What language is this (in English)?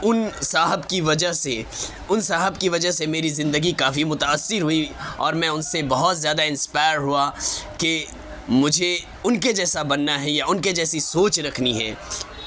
Urdu